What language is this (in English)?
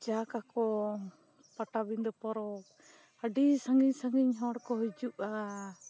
Santali